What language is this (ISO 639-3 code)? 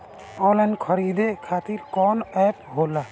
bho